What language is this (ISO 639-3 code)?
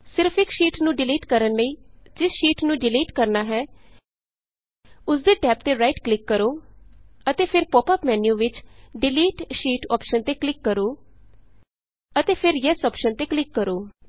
pan